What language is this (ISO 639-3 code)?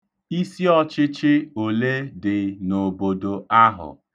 ibo